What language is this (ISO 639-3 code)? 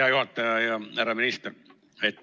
est